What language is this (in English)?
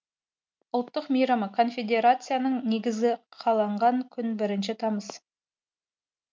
Kazakh